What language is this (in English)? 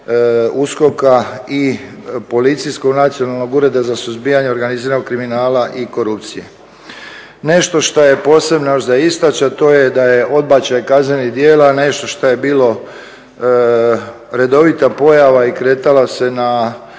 Croatian